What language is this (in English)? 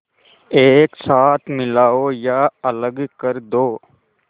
Hindi